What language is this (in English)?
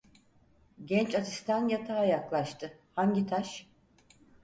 Turkish